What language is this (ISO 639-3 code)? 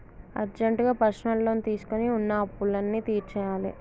tel